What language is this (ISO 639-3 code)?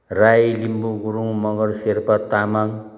nep